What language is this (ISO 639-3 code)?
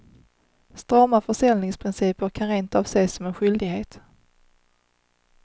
swe